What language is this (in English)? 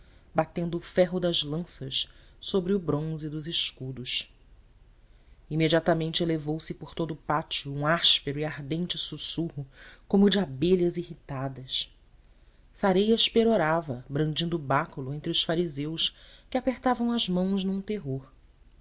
Portuguese